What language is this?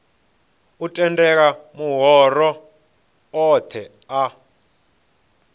Venda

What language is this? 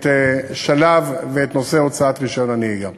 Hebrew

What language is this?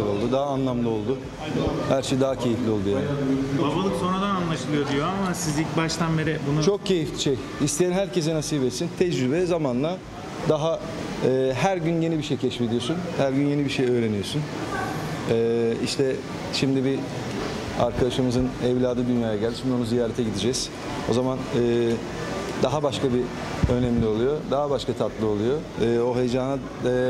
Turkish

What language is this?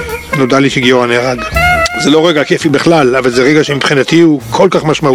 Hebrew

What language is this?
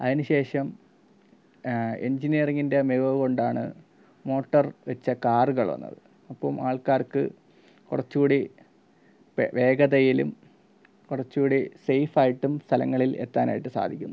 Malayalam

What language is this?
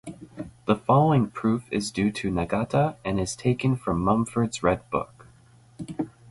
English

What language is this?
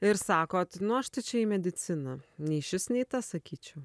Lithuanian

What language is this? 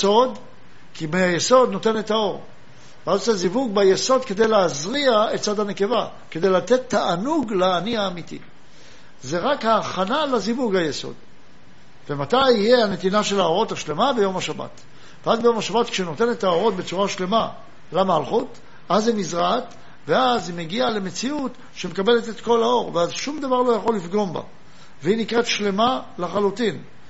Hebrew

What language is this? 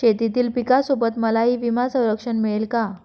Marathi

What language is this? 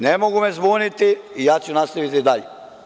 Serbian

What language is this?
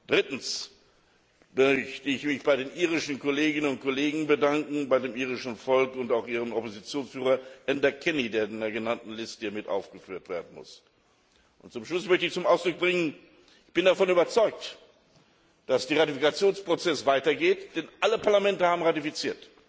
German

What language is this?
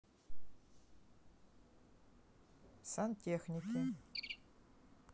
Russian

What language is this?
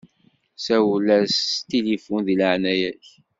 Kabyle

